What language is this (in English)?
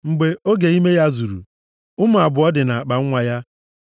Igbo